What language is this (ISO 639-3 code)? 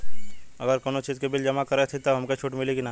bho